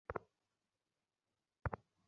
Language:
Bangla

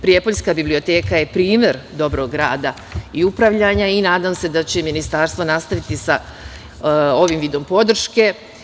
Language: Serbian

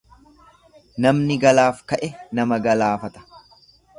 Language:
Oromo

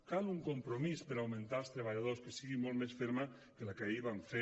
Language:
Catalan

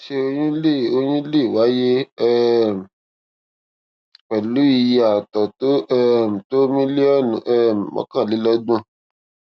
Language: Yoruba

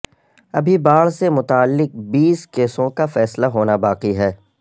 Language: Urdu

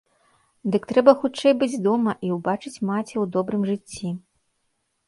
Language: Belarusian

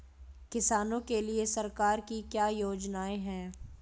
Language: Hindi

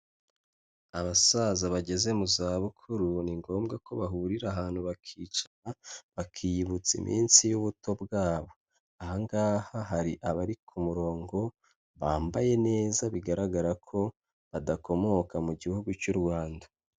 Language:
Kinyarwanda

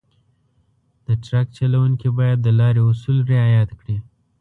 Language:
Pashto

